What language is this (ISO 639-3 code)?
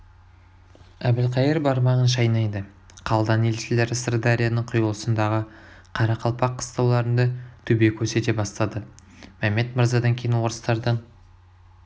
kaz